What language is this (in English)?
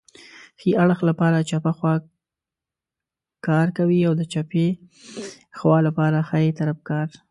Pashto